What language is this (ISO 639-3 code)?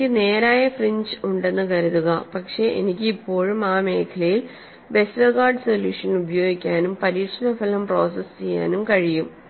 mal